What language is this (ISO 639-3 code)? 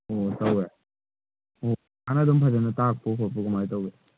mni